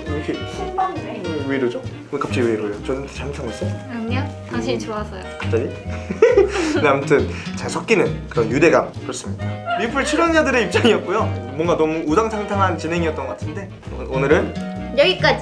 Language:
Korean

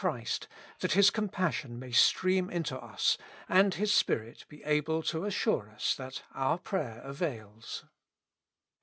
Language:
English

